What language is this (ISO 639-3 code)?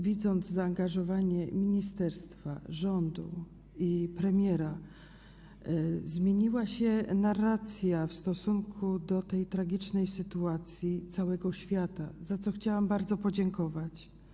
pol